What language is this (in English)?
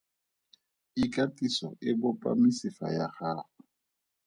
Tswana